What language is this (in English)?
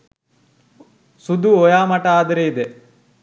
Sinhala